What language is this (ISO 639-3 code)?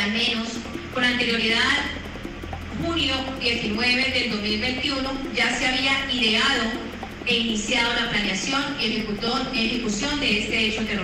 spa